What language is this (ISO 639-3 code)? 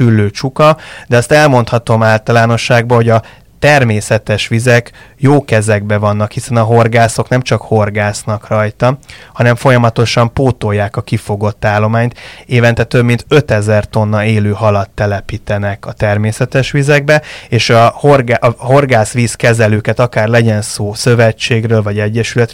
hun